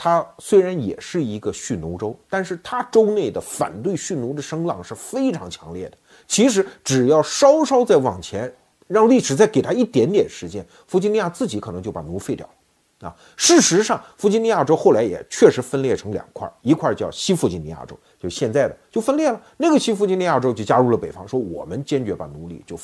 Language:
Chinese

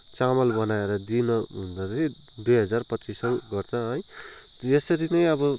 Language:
Nepali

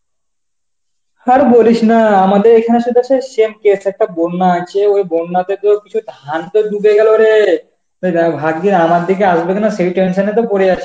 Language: Bangla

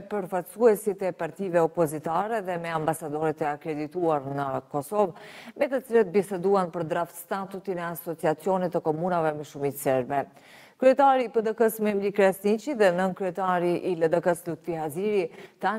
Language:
Romanian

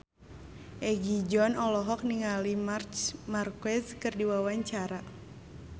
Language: Sundanese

